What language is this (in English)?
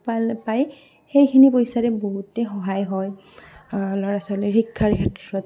Assamese